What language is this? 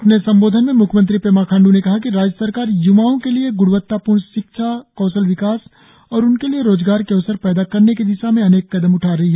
Hindi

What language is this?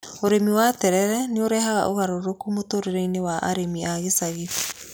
Kikuyu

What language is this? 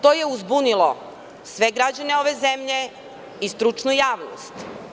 Serbian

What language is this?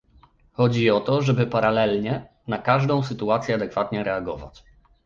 Polish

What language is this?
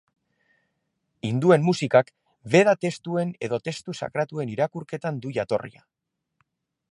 Basque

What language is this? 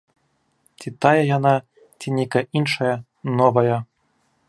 Belarusian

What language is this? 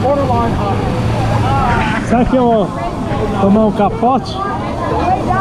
Portuguese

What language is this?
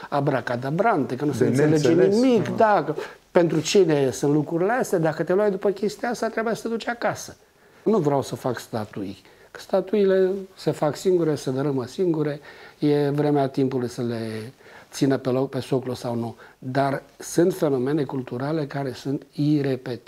Romanian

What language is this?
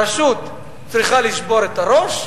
Hebrew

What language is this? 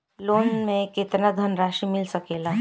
Bhojpuri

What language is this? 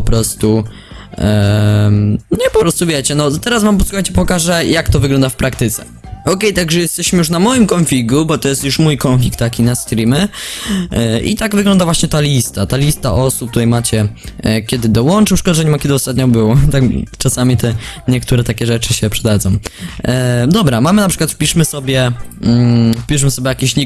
Polish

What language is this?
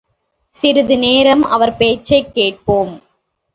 Tamil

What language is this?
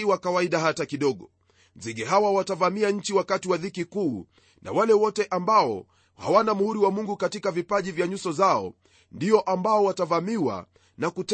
Swahili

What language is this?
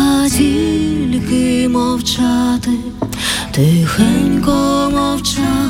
Ukrainian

